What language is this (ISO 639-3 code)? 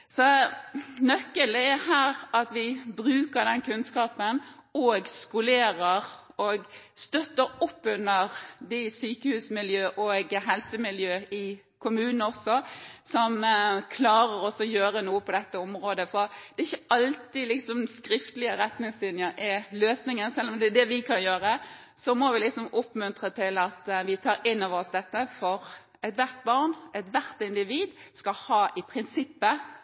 nob